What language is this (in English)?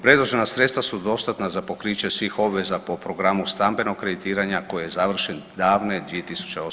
Croatian